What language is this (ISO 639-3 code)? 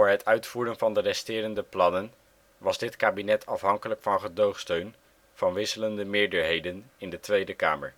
nld